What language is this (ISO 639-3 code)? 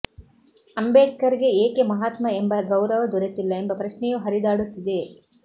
kan